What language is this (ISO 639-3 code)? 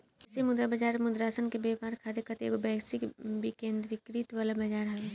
bho